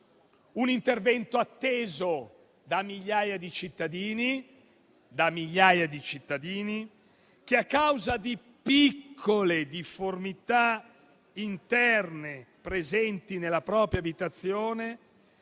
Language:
Italian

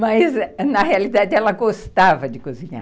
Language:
Portuguese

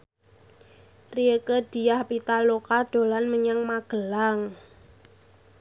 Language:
Javanese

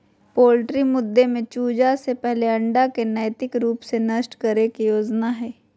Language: Magahi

